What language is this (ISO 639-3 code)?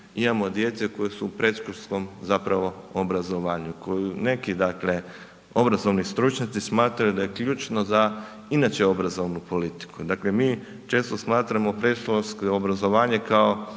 hrv